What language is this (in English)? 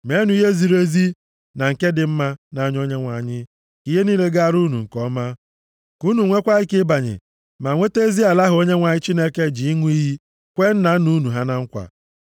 Igbo